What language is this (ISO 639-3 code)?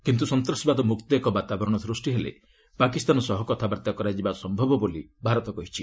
ori